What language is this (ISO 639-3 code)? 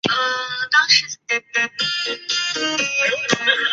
zho